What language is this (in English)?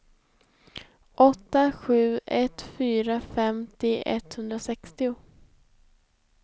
Swedish